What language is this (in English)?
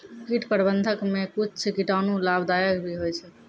Maithili